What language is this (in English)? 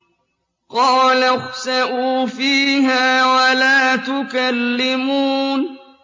Arabic